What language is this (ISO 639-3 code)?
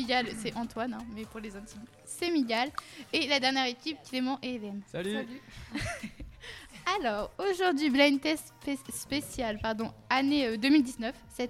fra